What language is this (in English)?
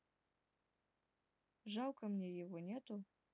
Russian